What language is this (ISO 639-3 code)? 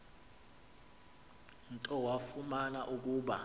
xho